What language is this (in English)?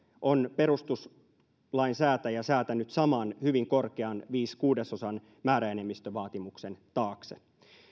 Finnish